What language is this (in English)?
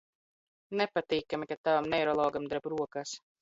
Latvian